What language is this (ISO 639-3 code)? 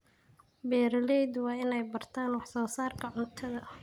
som